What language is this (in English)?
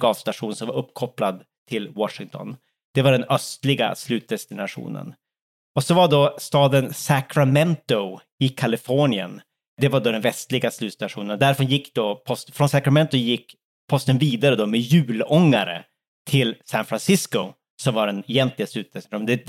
Swedish